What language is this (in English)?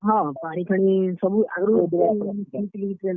Odia